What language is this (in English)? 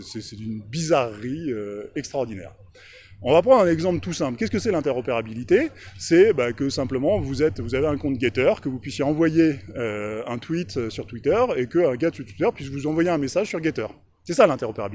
French